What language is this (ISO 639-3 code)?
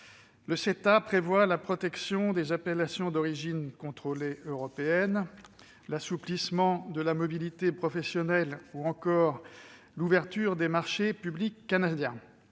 fra